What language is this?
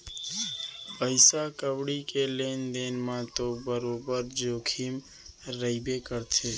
Chhattisgarhi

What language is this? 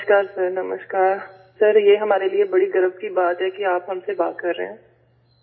Urdu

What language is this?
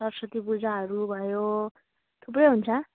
Nepali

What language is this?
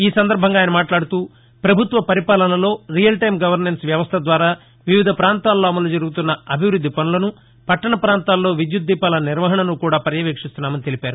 Telugu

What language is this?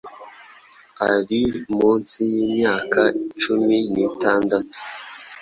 Kinyarwanda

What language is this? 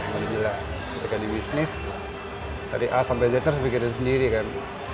Indonesian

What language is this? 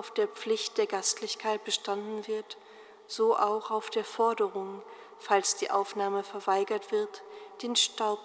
German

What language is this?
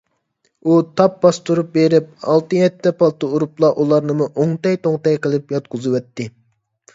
Uyghur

